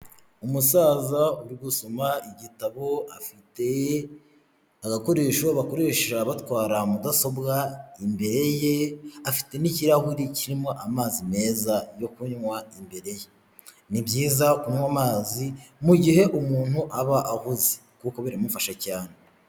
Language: Kinyarwanda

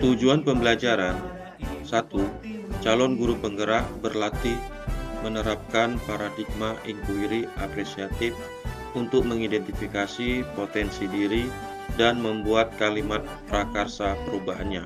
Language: Indonesian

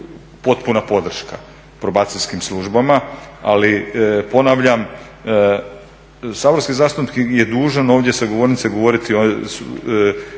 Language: Croatian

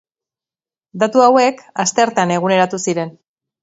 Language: Basque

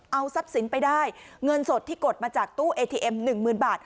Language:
Thai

